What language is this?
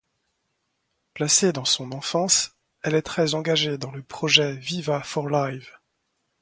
French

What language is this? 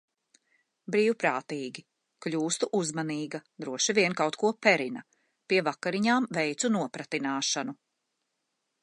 Latvian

